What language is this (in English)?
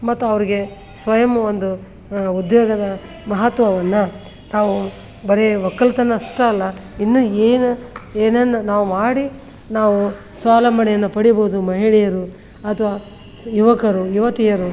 Kannada